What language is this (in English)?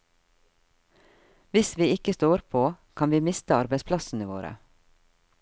Norwegian